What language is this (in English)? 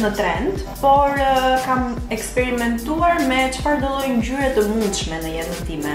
Polish